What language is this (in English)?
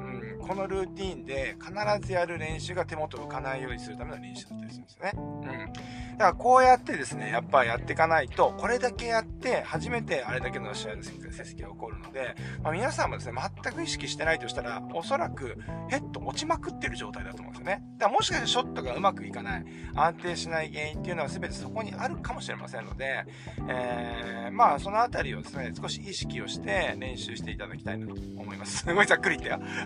Japanese